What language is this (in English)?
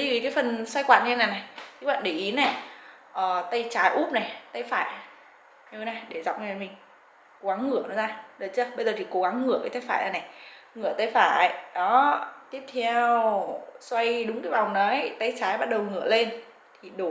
Vietnamese